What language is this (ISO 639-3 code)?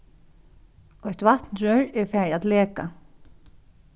fao